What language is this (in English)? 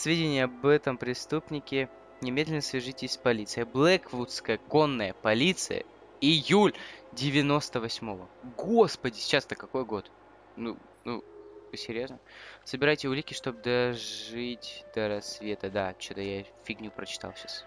Russian